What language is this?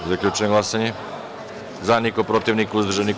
Serbian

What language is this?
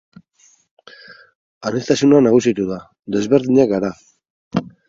Basque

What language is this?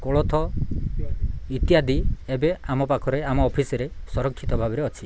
Odia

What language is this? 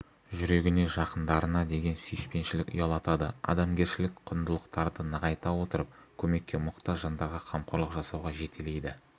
Kazakh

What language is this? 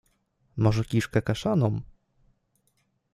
Polish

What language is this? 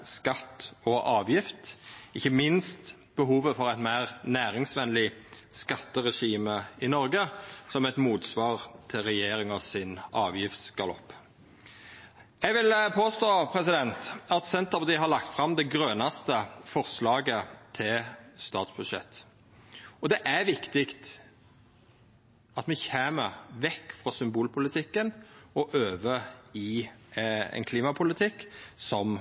Norwegian Nynorsk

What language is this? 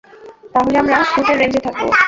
Bangla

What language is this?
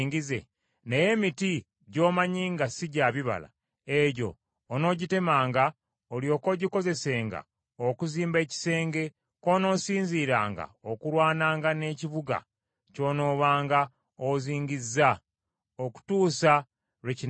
Ganda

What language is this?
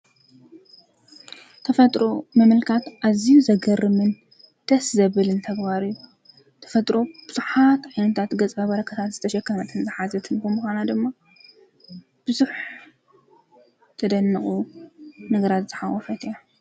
Tigrinya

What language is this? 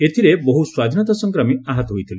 Odia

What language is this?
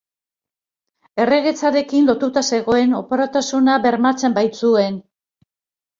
Basque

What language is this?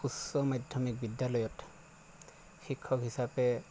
Assamese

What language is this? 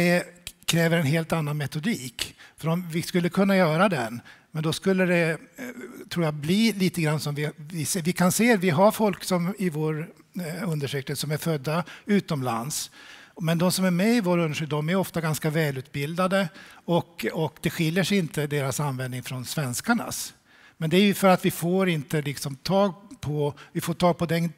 Swedish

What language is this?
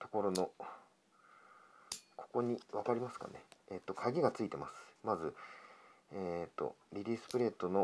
Japanese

